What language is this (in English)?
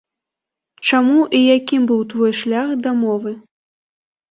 Belarusian